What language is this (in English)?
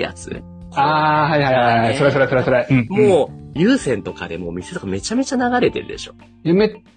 Japanese